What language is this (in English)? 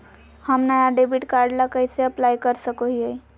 Magahi